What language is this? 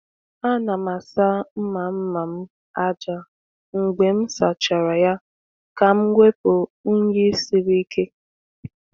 Igbo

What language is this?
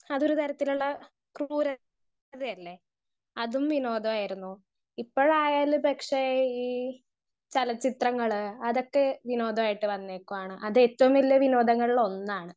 Malayalam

